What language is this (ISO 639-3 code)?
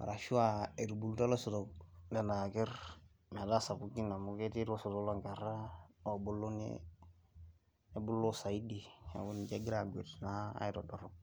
mas